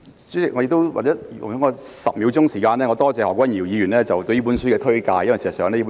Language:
Cantonese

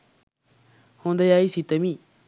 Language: Sinhala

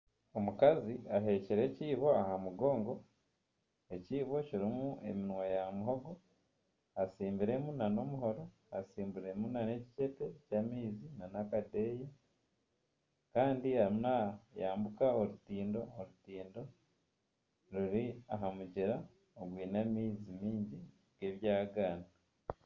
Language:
Nyankole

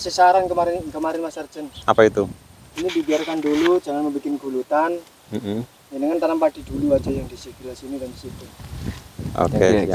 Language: Indonesian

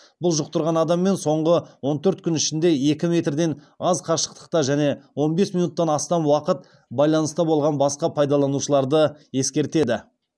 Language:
Kazakh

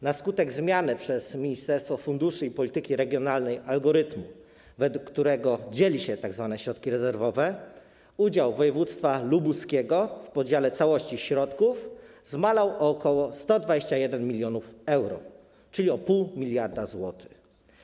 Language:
Polish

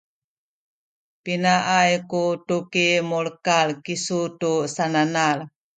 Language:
Sakizaya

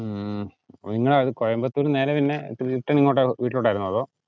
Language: Malayalam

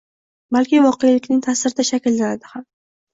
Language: Uzbek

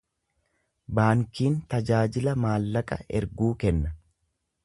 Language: Oromo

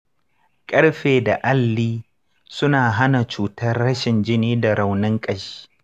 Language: Hausa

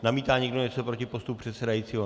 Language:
Czech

